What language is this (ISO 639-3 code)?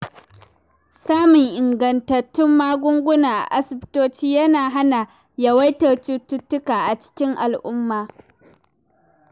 hau